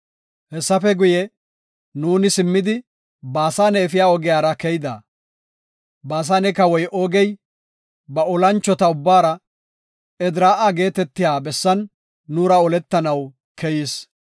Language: Gofa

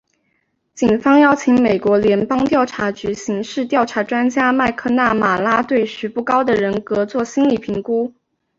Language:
Chinese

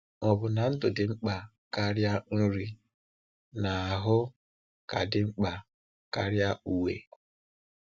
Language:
Igbo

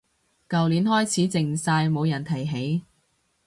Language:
Cantonese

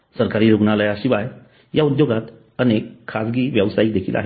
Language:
Marathi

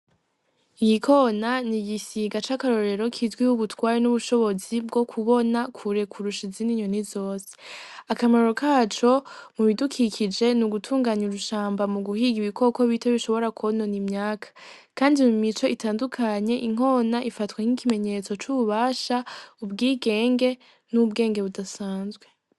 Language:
Rundi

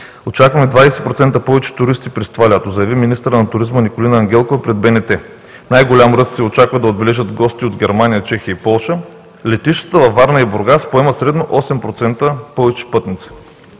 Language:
Bulgarian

